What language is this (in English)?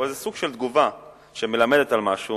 Hebrew